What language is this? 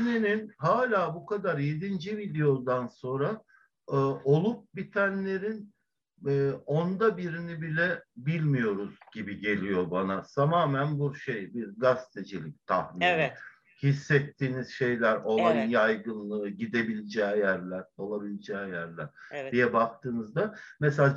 Turkish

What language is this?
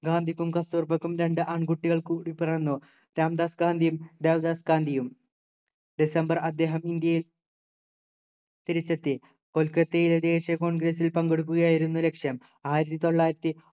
Malayalam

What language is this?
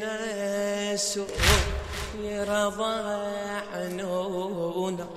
Arabic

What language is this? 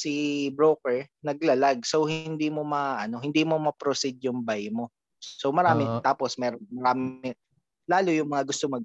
Filipino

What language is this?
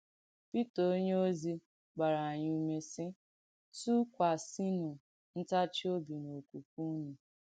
Igbo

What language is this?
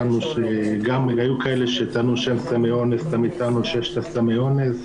Hebrew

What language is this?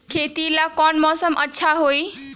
Magahi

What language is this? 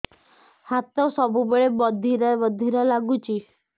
Odia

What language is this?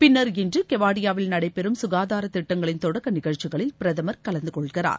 Tamil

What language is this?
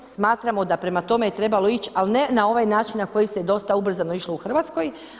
Croatian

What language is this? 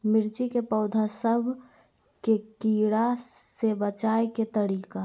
Magahi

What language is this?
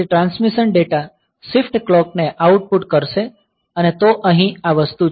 Gujarati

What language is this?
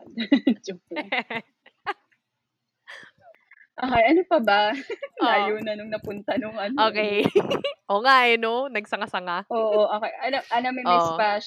Filipino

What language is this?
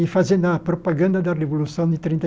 Portuguese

